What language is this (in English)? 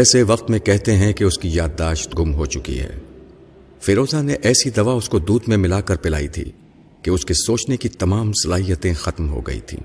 Urdu